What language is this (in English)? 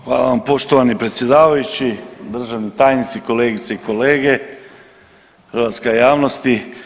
Croatian